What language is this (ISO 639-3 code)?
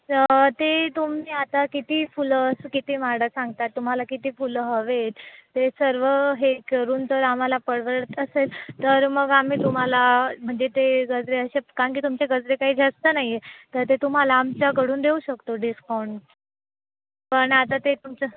mar